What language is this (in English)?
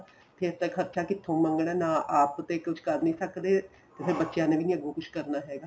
Punjabi